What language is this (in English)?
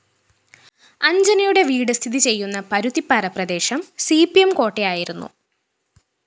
Malayalam